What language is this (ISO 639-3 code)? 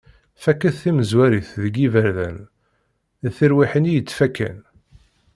kab